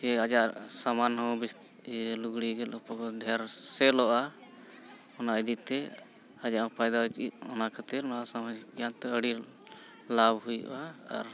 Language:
Santali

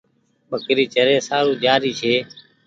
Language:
Goaria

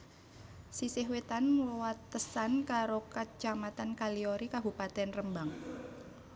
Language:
Javanese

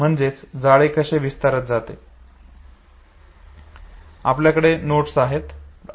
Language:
Marathi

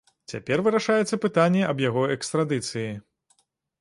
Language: Belarusian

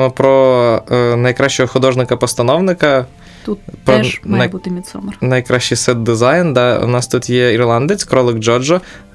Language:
Ukrainian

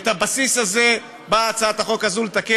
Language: Hebrew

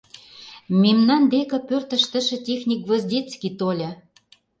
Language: Mari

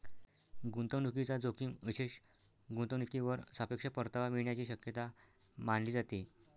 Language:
Marathi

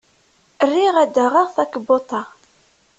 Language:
Kabyle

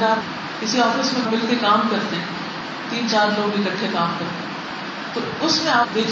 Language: Urdu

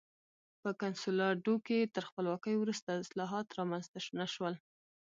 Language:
Pashto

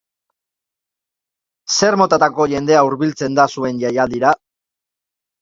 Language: Basque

